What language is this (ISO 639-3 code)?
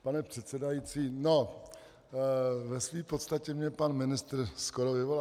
ces